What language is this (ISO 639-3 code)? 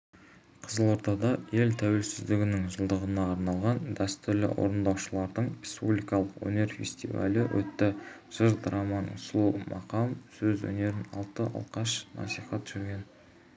kaz